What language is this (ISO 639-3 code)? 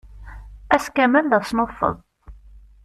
kab